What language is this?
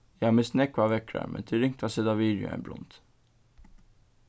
Faroese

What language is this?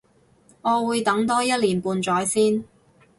Cantonese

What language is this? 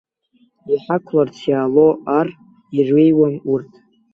Abkhazian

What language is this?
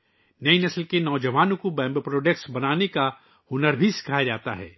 Urdu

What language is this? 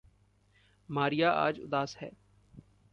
Hindi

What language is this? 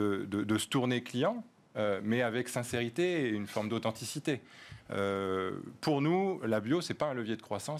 French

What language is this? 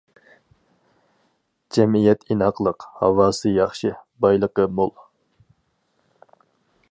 Uyghur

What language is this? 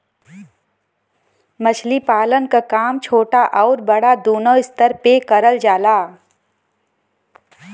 Bhojpuri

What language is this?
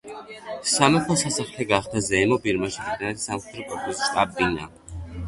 Georgian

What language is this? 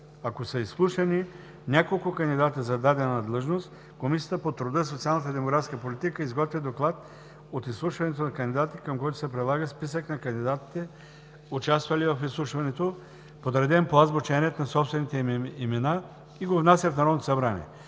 Bulgarian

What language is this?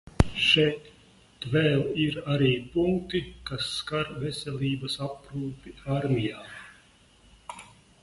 Latvian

